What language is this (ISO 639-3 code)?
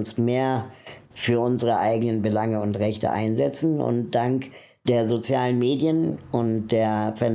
deu